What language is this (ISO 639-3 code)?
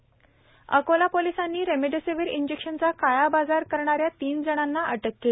mar